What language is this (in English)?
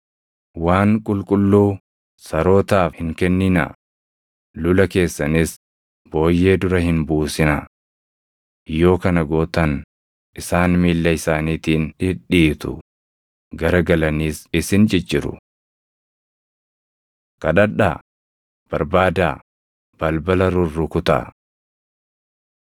Oromo